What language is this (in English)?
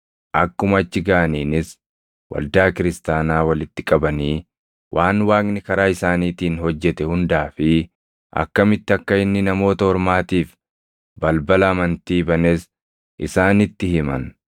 Oromo